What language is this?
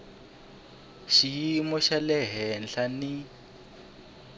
Tsonga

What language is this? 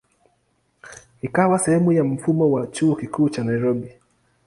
Swahili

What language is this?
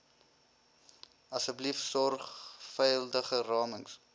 Afrikaans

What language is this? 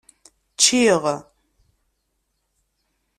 Kabyle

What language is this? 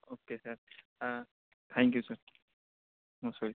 Urdu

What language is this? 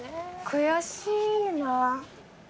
Japanese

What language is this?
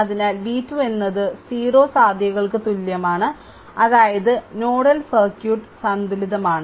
Malayalam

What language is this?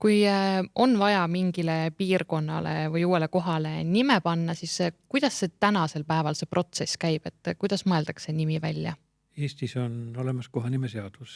Estonian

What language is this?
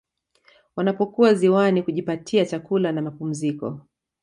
Swahili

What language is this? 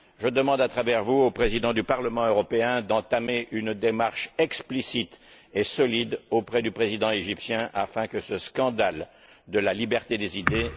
French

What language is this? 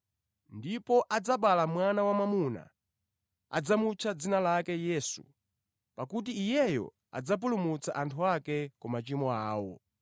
Nyanja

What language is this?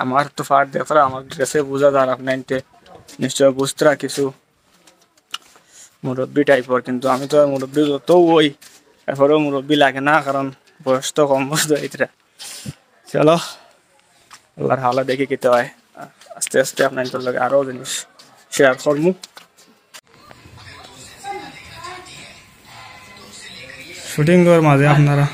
Indonesian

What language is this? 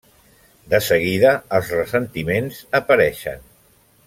Catalan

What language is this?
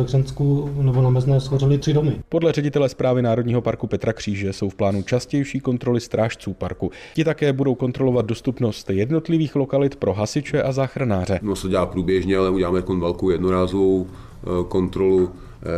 Czech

